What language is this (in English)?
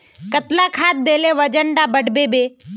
Magahi